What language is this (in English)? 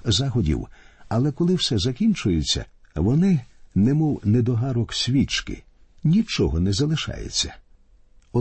Ukrainian